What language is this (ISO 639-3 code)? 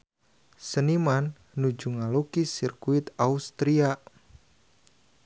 sun